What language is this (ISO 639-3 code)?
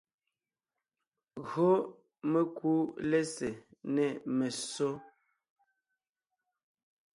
nnh